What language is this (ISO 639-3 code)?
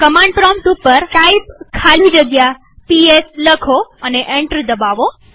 guj